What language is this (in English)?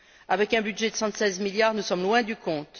French